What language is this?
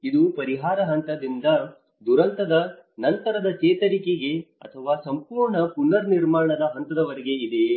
Kannada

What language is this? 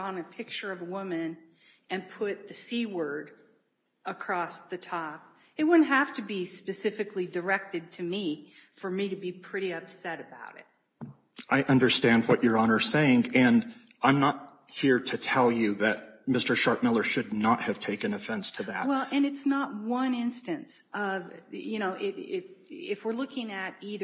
English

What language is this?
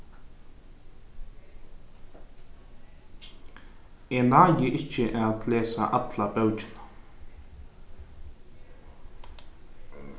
Faroese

